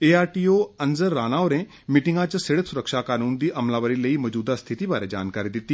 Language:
Dogri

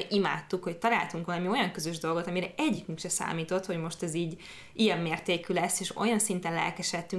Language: Hungarian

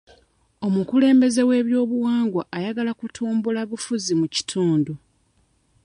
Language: Ganda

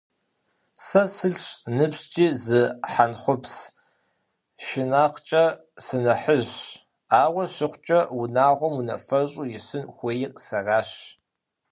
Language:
Kabardian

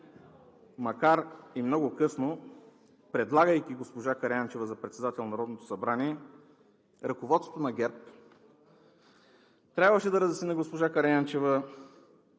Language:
Bulgarian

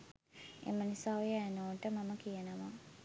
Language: Sinhala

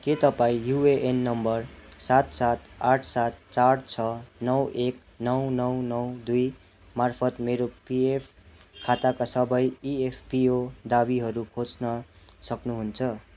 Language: Nepali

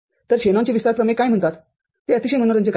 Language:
Marathi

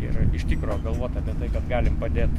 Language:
Lithuanian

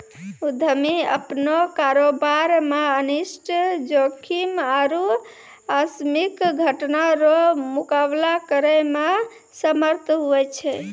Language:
Maithili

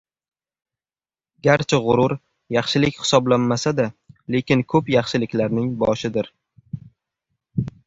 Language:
Uzbek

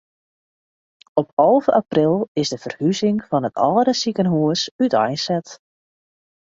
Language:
Western Frisian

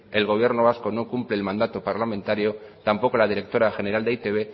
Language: Spanish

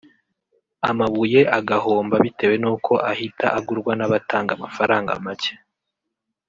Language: Kinyarwanda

